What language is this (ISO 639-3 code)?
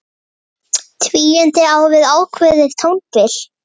isl